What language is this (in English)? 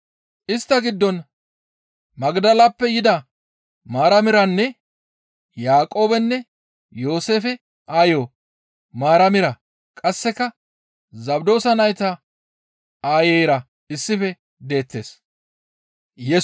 Gamo